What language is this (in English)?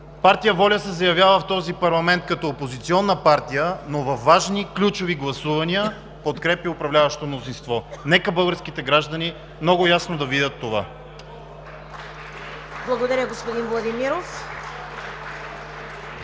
Bulgarian